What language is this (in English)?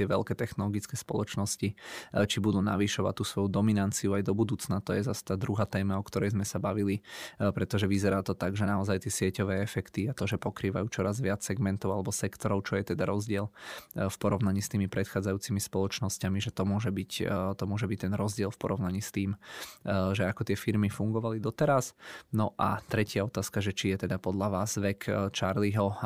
Czech